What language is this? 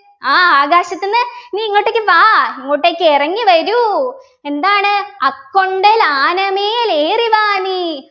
Malayalam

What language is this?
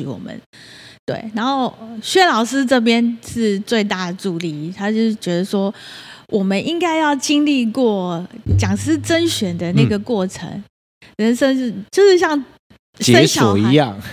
Chinese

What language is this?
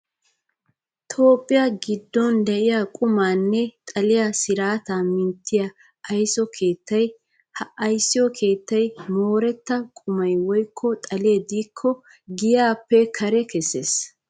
Wolaytta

